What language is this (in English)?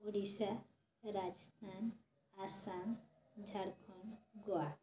Odia